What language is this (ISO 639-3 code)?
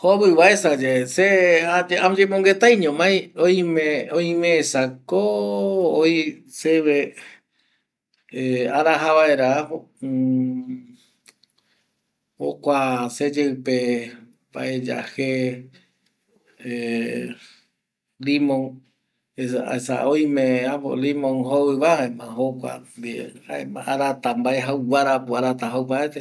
gui